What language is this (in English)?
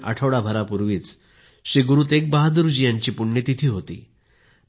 Marathi